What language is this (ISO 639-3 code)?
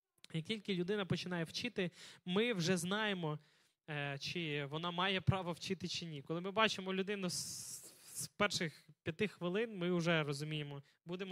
ukr